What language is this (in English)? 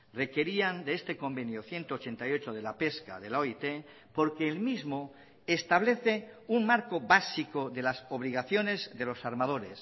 Spanish